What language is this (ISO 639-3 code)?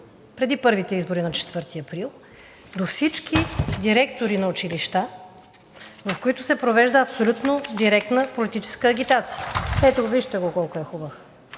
bul